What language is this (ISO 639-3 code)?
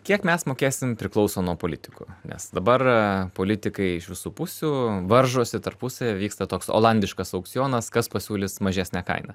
lit